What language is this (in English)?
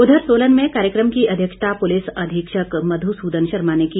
Hindi